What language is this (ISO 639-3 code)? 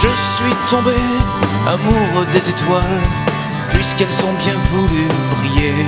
fra